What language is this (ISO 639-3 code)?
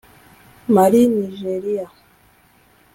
kin